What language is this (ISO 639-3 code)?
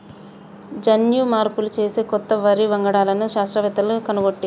tel